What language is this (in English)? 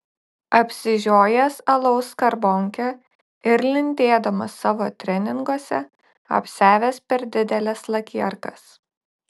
Lithuanian